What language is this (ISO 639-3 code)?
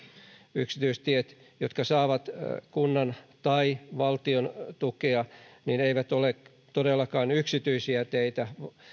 fin